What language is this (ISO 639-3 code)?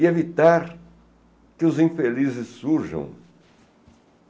por